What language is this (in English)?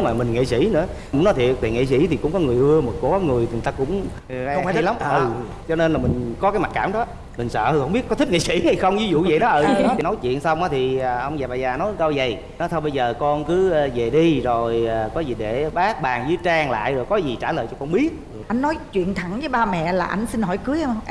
Vietnamese